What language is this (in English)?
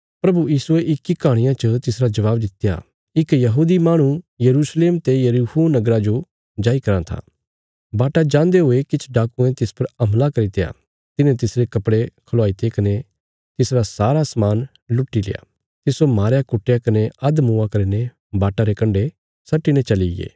Bilaspuri